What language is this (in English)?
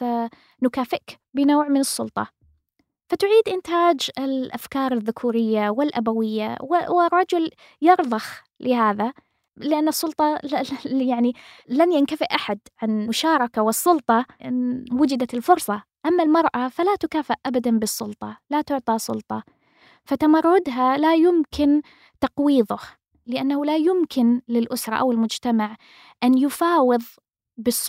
Arabic